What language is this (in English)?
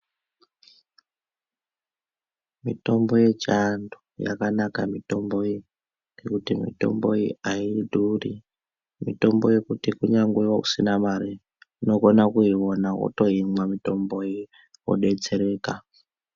Ndau